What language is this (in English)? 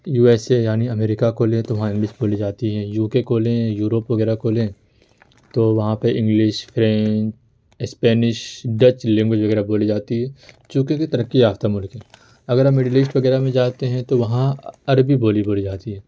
Urdu